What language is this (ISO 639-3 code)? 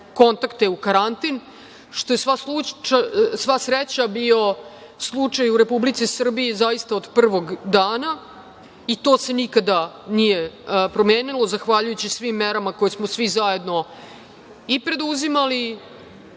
srp